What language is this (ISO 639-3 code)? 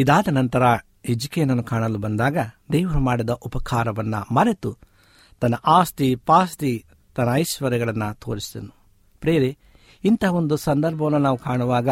kan